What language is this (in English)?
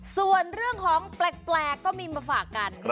Thai